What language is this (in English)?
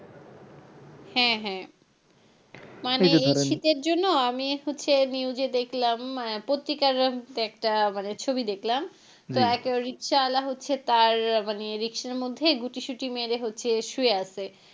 Bangla